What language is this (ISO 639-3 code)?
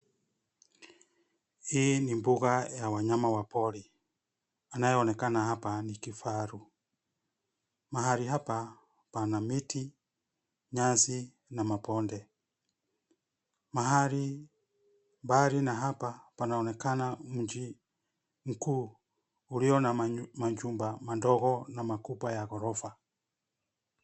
swa